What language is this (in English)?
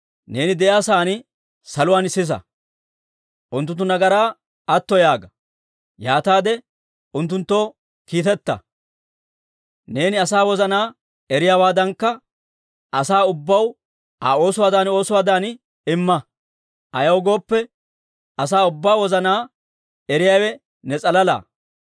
Dawro